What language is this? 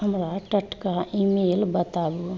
Maithili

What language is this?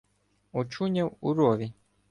Ukrainian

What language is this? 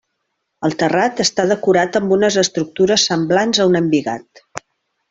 Catalan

